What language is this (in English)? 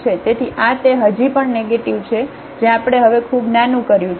Gujarati